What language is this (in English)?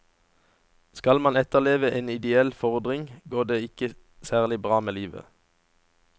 Norwegian